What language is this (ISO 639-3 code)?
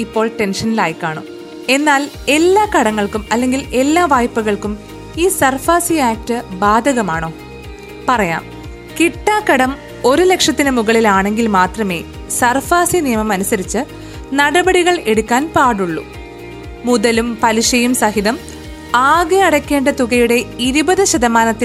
mal